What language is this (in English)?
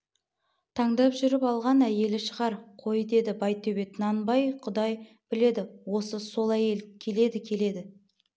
Kazakh